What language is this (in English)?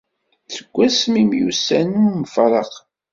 Kabyle